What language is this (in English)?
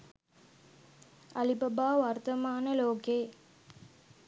Sinhala